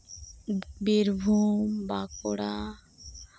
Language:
Santali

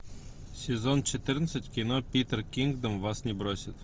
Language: Russian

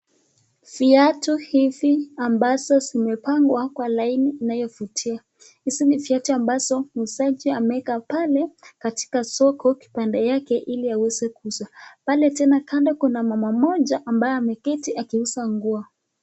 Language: Swahili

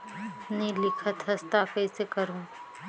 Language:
Chhattisgarhi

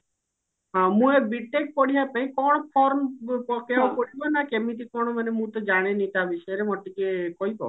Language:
Odia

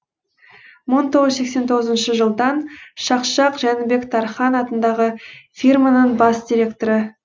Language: Kazakh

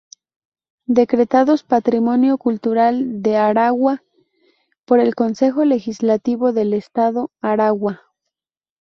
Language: Spanish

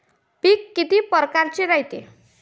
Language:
Marathi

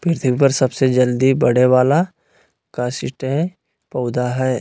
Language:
Magahi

